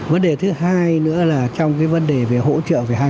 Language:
Vietnamese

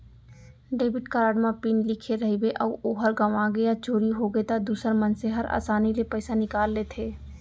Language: Chhattisgarhi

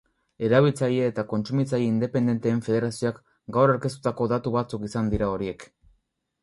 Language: Basque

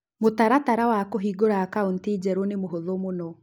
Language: Kikuyu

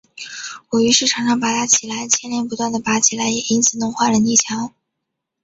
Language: Chinese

